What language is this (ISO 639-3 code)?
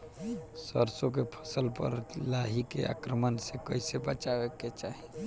bho